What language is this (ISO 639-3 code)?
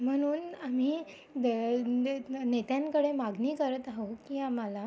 mar